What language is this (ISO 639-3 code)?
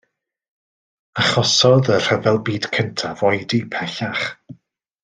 cym